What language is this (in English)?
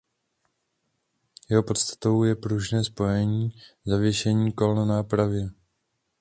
Czech